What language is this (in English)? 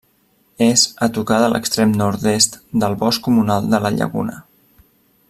Catalan